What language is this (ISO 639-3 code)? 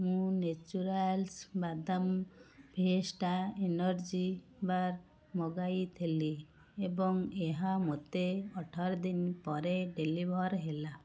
ori